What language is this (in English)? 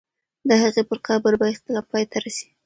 Pashto